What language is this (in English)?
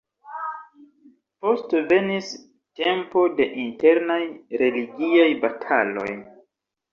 Esperanto